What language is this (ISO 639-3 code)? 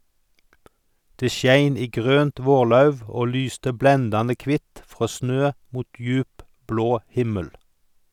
nor